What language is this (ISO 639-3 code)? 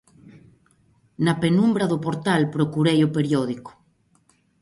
glg